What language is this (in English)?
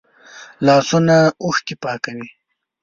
Pashto